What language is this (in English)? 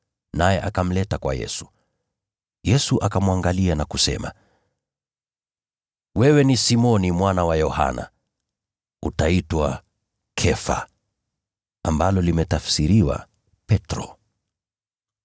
Swahili